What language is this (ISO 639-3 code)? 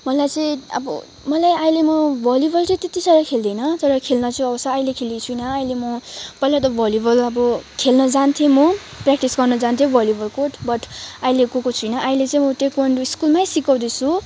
nep